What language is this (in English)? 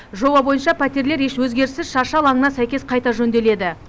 Kazakh